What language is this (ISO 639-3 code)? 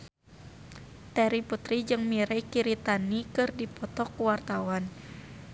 sun